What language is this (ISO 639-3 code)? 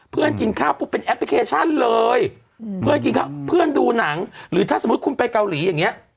tha